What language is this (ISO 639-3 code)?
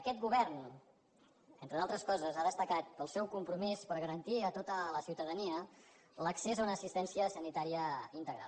cat